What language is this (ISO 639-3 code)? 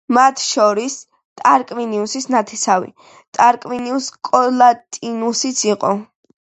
kat